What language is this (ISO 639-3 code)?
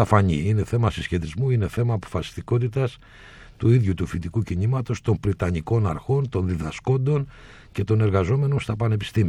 ell